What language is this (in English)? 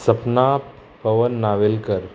Konkani